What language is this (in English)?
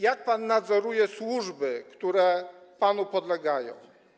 Polish